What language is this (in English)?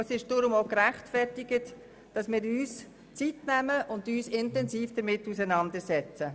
Swiss German